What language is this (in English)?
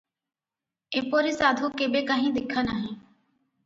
Odia